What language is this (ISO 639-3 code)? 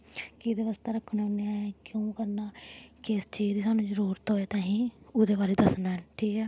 doi